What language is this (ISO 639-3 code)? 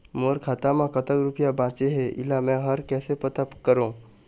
hne